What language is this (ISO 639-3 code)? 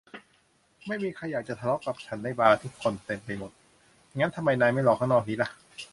tha